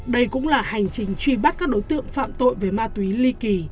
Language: Vietnamese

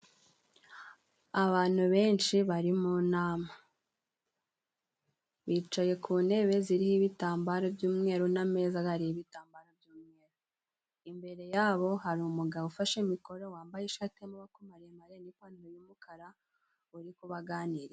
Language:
Kinyarwanda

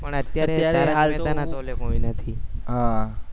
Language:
Gujarati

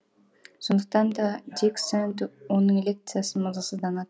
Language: Kazakh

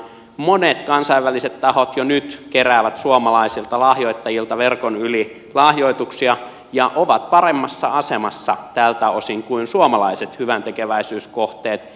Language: Finnish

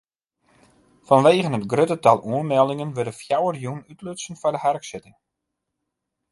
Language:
Western Frisian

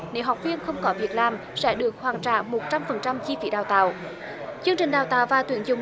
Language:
Vietnamese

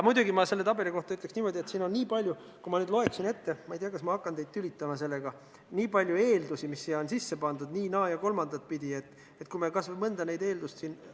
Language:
Estonian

